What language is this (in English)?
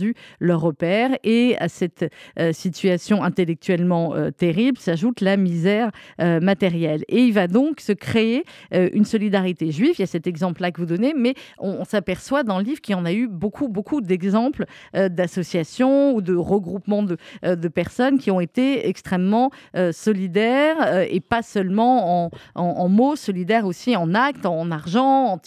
French